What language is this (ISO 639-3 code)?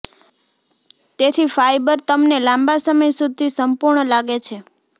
guj